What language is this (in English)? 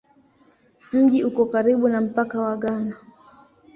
Swahili